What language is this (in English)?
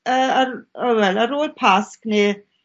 Welsh